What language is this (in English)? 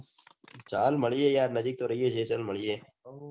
Gujarati